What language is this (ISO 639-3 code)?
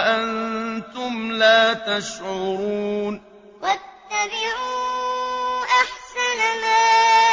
ara